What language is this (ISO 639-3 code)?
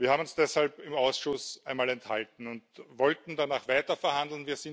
deu